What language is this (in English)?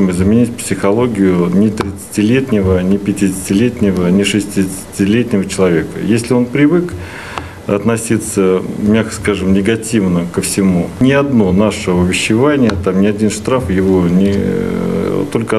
Russian